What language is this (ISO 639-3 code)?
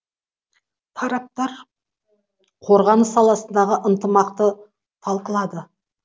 kaz